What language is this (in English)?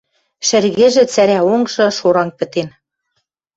Western Mari